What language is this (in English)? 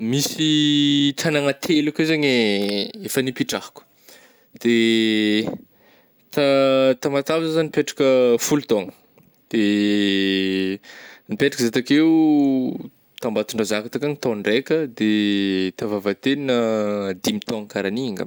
Northern Betsimisaraka Malagasy